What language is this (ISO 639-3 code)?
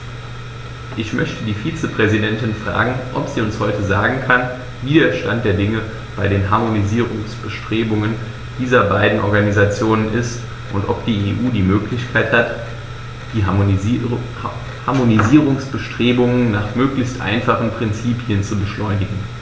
deu